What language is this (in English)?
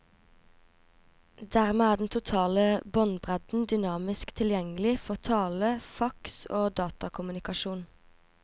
Norwegian